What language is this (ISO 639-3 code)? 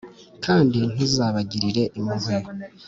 kin